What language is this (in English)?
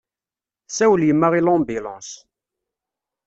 Kabyle